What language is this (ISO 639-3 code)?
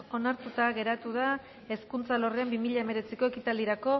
eus